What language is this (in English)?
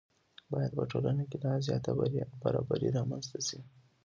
Pashto